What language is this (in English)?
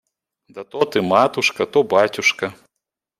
Russian